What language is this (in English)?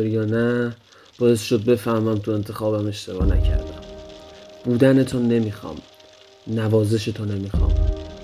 Persian